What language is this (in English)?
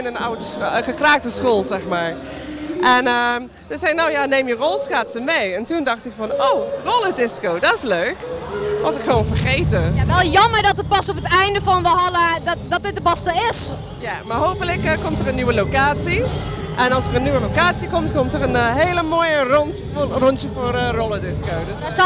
Dutch